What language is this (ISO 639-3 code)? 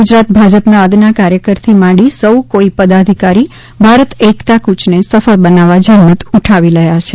guj